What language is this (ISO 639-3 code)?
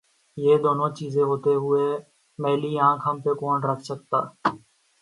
urd